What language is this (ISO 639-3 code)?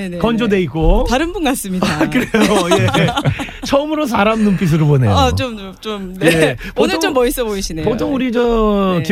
kor